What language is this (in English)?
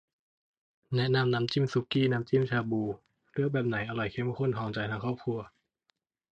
Thai